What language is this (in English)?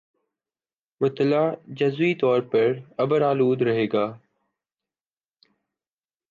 Urdu